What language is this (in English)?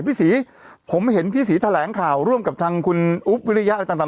Thai